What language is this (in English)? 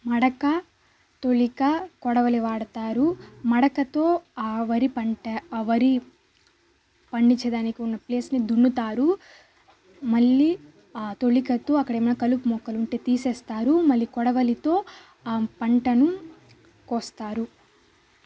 Telugu